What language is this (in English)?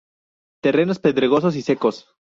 Spanish